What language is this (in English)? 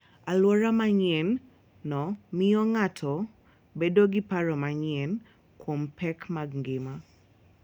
Luo (Kenya and Tanzania)